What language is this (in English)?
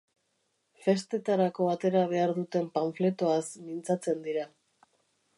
Basque